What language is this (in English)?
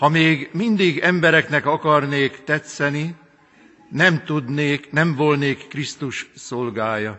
Hungarian